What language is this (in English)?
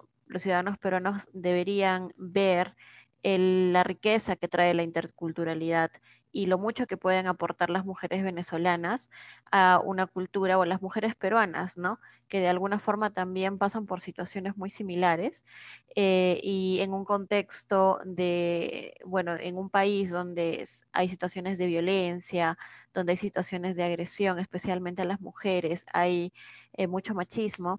Spanish